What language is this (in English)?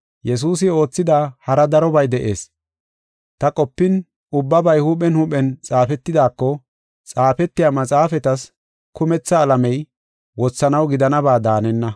Gofa